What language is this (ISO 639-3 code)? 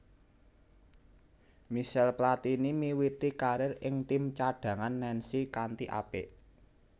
jav